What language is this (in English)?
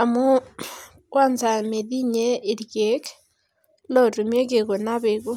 Masai